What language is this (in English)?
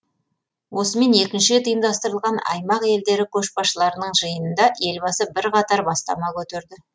Kazakh